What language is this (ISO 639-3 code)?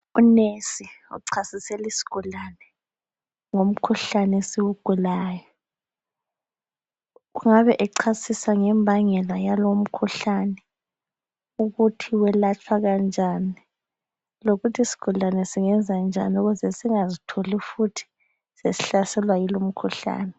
nde